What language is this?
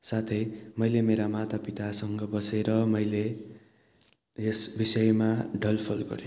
Nepali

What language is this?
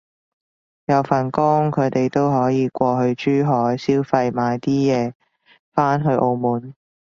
Cantonese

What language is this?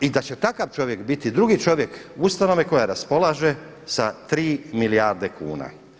Croatian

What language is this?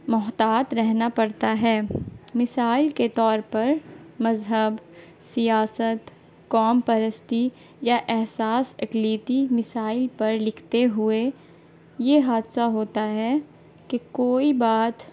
Urdu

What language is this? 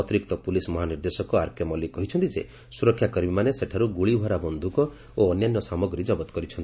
Odia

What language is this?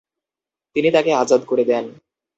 Bangla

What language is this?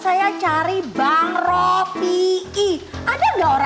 Indonesian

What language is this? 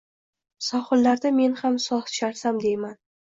Uzbek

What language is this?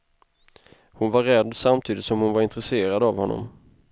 Swedish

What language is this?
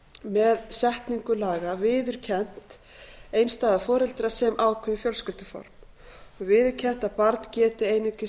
Icelandic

